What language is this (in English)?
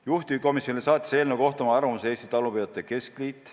Estonian